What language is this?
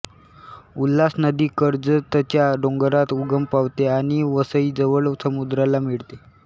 Marathi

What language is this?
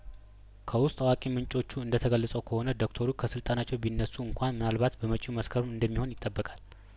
Amharic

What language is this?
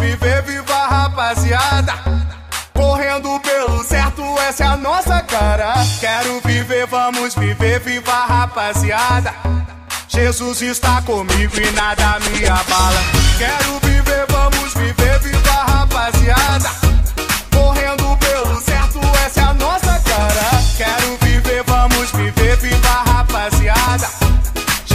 Portuguese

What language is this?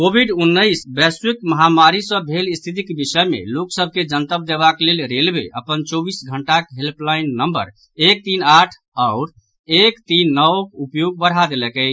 Maithili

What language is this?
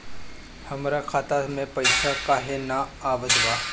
Bhojpuri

